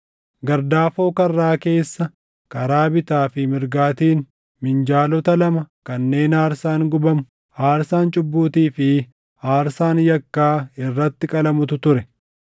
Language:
Oromo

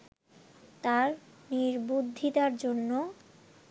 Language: Bangla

